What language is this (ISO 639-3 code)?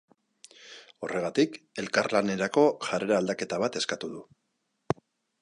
eus